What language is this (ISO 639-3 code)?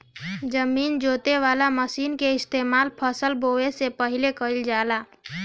bho